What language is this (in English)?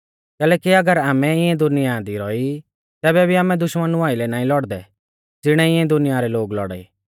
Mahasu Pahari